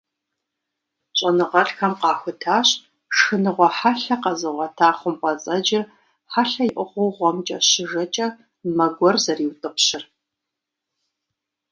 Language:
Kabardian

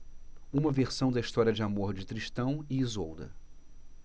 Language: Portuguese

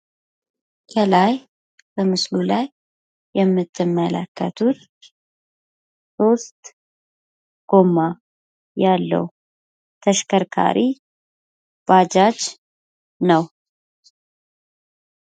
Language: Amharic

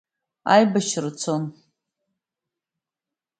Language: Abkhazian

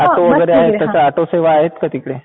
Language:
Marathi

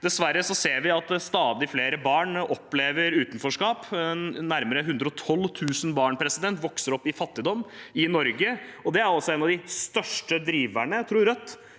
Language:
Norwegian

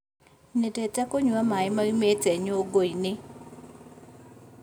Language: Kikuyu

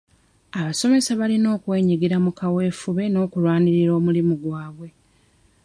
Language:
Ganda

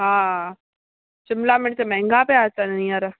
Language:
Sindhi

